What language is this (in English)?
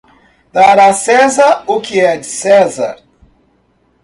Portuguese